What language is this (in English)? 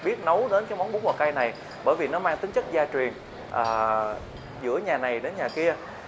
Vietnamese